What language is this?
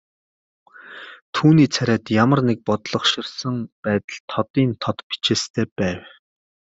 Mongolian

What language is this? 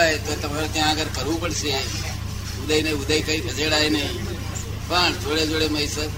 Gujarati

